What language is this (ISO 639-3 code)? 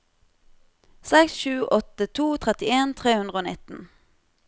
nor